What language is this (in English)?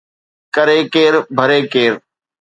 Sindhi